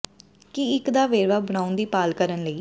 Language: Punjabi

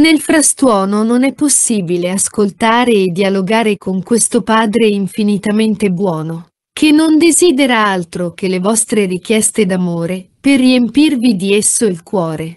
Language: Italian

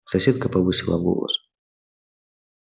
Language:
Russian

